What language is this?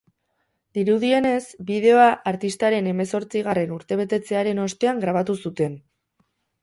Basque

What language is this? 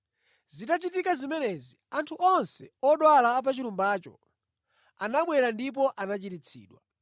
Nyanja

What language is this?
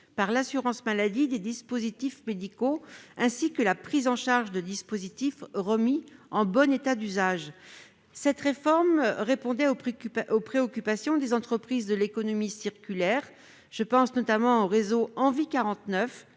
French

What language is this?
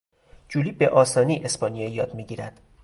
Persian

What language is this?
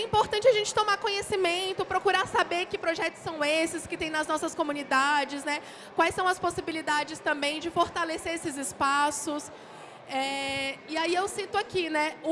Portuguese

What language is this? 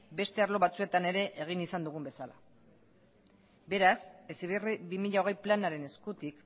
Basque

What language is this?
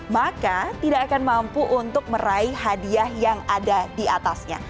Indonesian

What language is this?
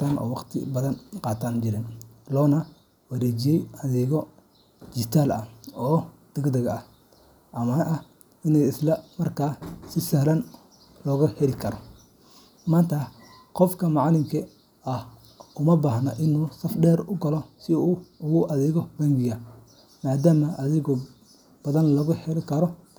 Somali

